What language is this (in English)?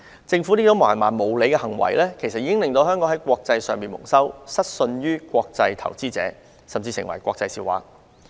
Cantonese